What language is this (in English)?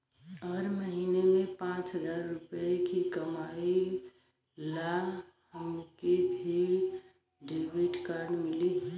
Bhojpuri